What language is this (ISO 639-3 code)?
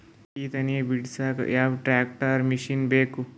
kan